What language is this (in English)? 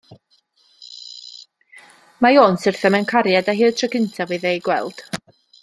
Welsh